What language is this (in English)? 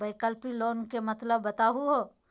Magahi